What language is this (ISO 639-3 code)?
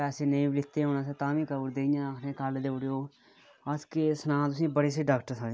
doi